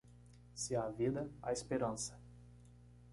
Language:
Portuguese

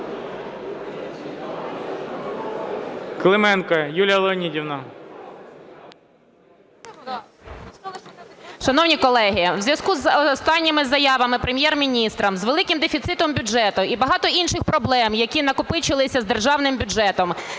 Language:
Ukrainian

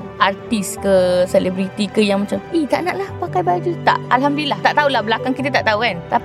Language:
Malay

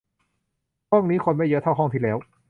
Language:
Thai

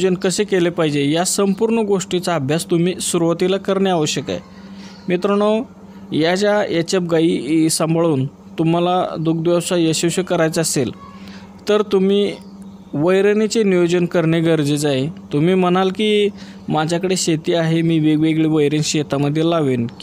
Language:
Marathi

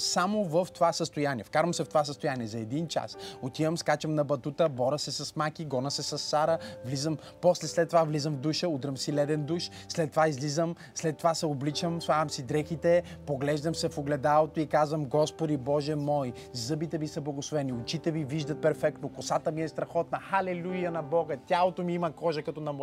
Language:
Bulgarian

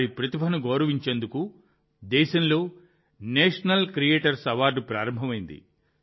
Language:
Telugu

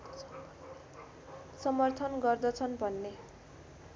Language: Nepali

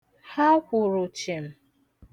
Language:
Igbo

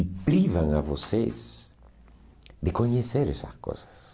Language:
Portuguese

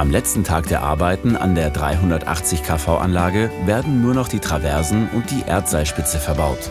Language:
German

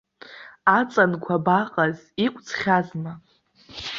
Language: Abkhazian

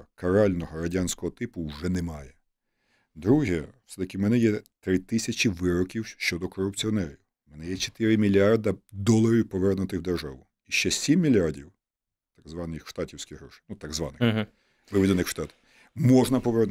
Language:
Ukrainian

